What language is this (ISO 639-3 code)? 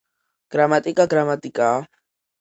kat